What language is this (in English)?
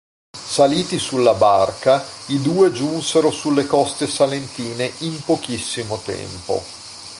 Italian